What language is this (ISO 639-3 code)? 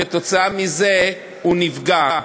heb